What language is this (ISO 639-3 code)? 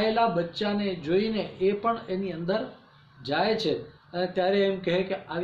hin